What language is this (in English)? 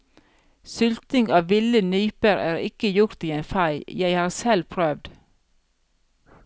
Norwegian